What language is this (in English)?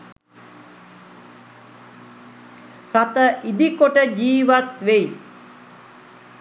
Sinhala